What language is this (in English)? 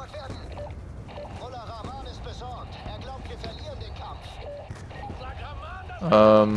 German